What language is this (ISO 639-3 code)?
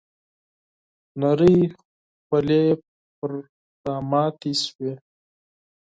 pus